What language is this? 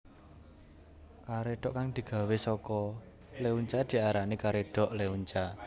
Javanese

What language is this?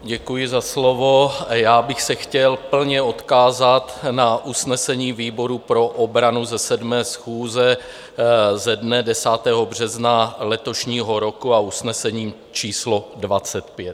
Czech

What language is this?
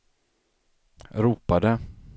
Swedish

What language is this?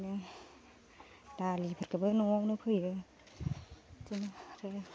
Bodo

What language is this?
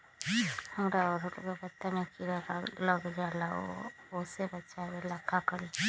Magahi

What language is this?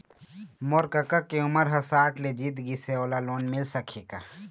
Chhattisgarhi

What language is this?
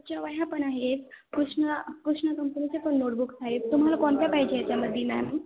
Marathi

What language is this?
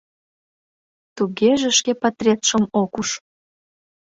Mari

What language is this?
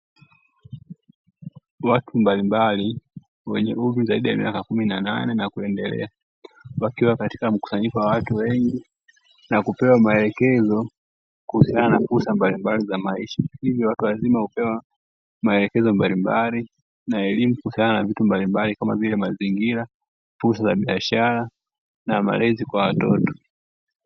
Swahili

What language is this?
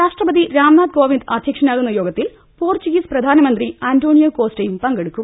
Malayalam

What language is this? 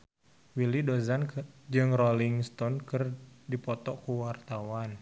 Sundanese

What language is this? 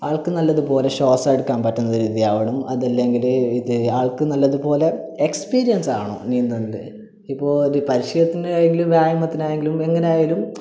Malayalam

